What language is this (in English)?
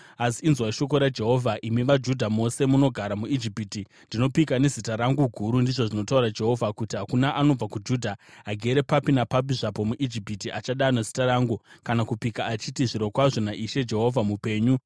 Shona